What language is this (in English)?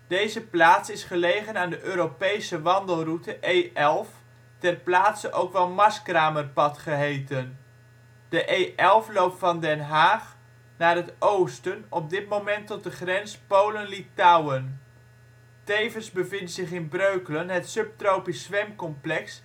Dutch